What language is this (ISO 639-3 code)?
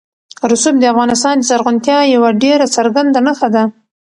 pus